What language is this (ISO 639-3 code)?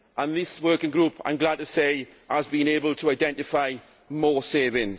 eng